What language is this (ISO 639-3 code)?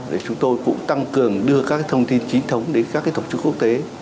vie